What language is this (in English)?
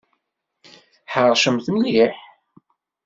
Kabyle